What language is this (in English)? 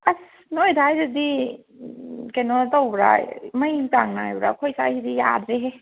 Manipuri